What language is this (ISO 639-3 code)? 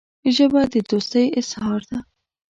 pus